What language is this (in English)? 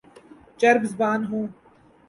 Urdu